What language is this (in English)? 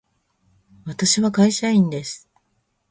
Japanese